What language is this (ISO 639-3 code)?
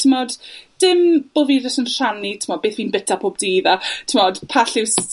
cym